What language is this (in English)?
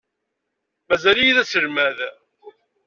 Kabyle